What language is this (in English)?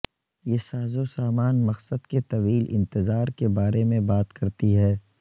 Urdu